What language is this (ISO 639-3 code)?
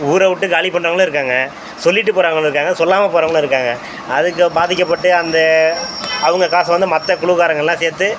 tam